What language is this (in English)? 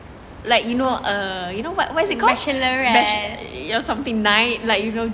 English